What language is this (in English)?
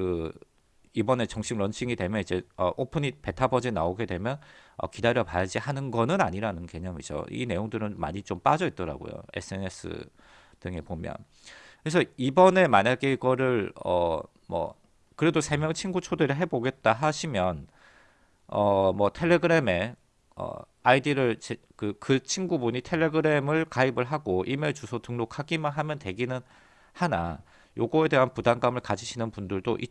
Korean